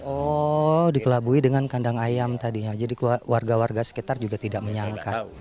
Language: Indonesian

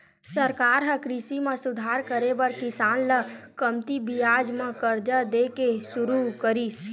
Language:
Chhattisgarhi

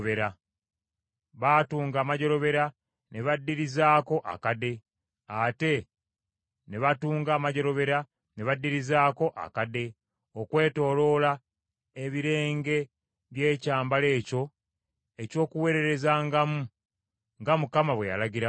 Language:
Ganda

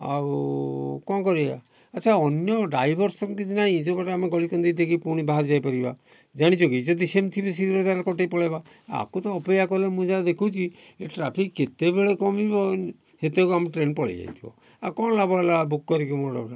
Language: Odia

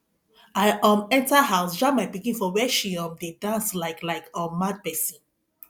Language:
Nigerian Pidgin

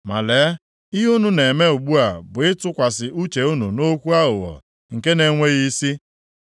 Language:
Igbo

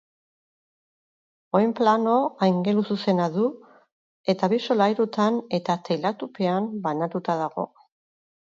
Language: Basque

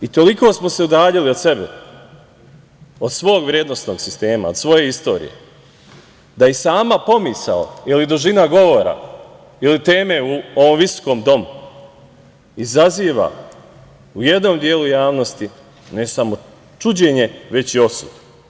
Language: Serbian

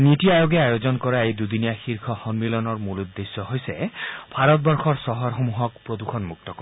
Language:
Assamese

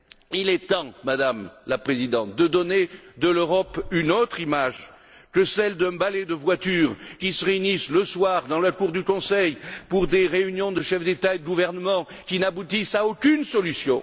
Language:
French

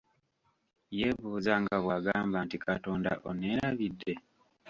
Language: Ganda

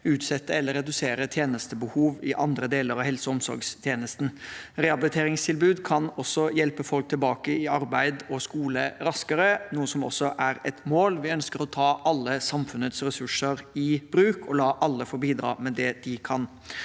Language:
Norwegian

